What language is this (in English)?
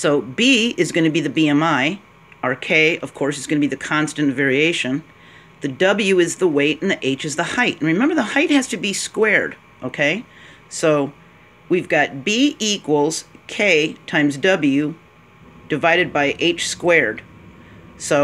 English